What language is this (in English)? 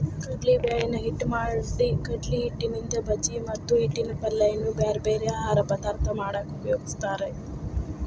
Kannada